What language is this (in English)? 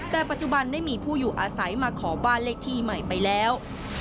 Thai